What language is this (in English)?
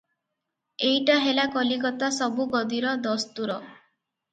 Odia